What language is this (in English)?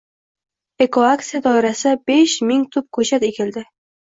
Uzbek